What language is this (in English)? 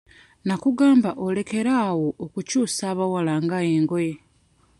Ganda